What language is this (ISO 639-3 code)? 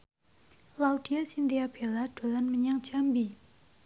jav